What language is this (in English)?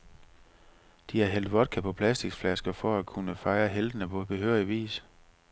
Danish